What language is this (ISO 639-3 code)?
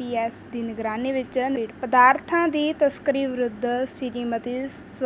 pan